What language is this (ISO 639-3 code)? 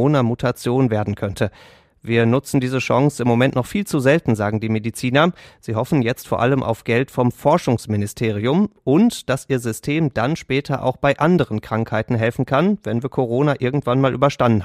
deu